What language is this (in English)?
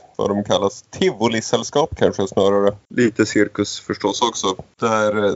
Swedish